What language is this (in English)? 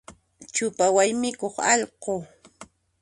Puno Quechua